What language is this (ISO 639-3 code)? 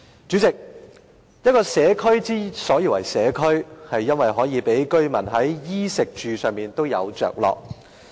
yue